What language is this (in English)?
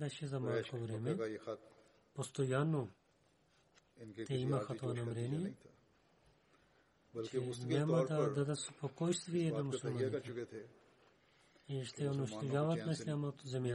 Bulgarian